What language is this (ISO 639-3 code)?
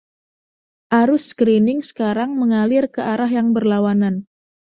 ind